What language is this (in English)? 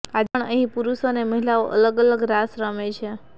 Gujarati